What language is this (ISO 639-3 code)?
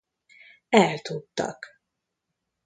hun